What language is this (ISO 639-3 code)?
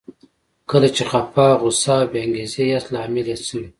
pus